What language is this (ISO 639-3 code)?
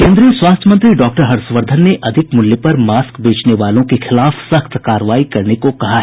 hin